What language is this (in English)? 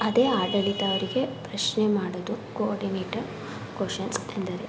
Kannada